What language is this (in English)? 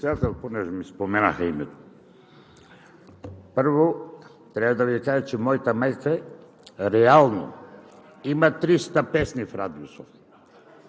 Bulgarian